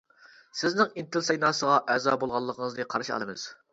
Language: Uyghur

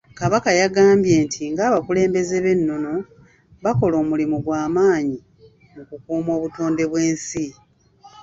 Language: Ganda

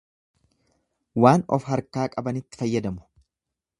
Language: Oromo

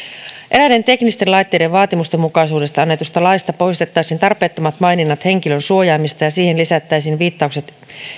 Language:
Finnish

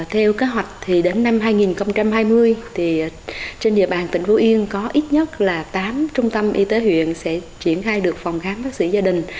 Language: Vietnamese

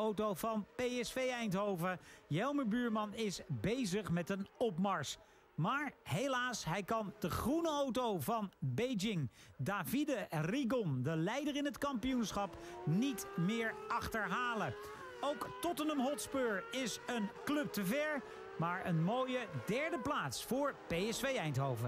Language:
Dutch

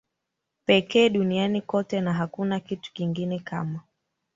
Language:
Swahili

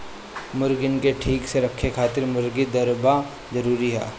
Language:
Bhojpuri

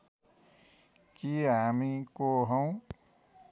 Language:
Nepali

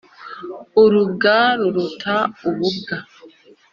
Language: Kinyarwanda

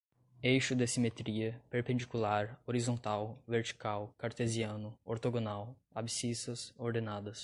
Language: Portuguese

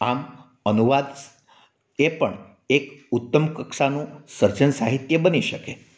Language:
Gujarati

